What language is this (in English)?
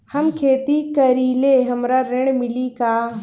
Bhojpuri